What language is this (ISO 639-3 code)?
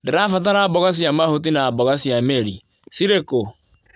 kik